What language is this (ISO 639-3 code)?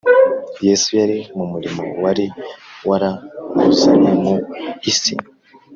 kin